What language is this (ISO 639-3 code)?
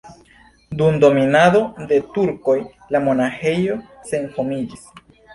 epo